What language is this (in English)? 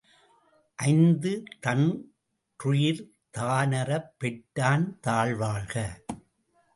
Tamil